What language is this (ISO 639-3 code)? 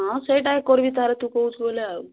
ori